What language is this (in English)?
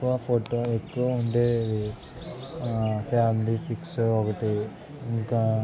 Telugu